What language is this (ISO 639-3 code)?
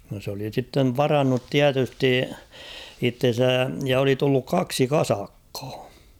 fin